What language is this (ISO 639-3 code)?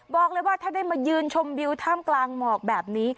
tha